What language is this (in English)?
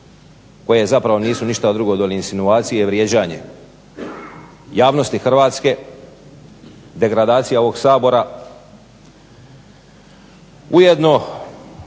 Croatian